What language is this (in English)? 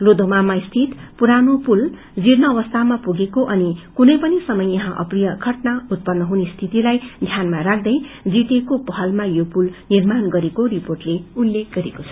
Nepali